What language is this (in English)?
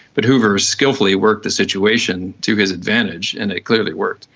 English